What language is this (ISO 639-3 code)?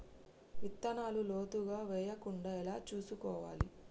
tel